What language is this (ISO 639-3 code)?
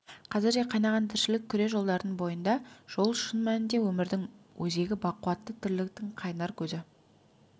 kaz